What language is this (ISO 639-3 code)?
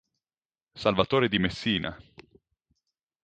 ita